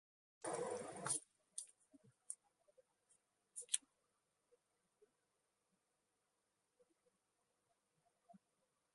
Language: Divehi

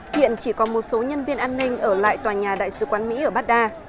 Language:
Vietnamese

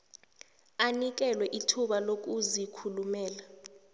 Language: South Ndebele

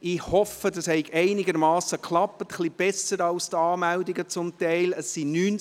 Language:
Swiss German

